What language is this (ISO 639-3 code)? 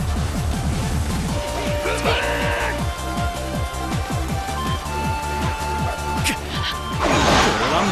jpn